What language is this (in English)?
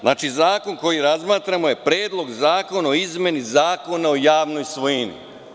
Serbian